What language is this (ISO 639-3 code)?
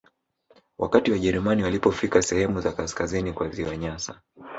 swa